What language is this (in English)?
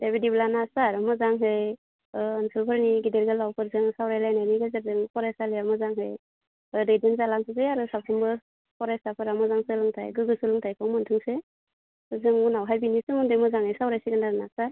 Bodo